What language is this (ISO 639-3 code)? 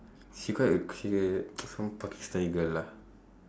eng